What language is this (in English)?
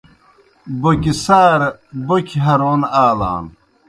Kohistani Shina